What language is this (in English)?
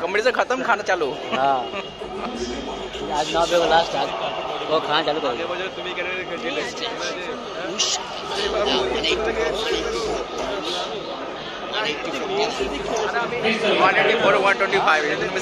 Bangla